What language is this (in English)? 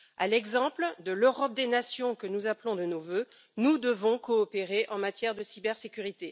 French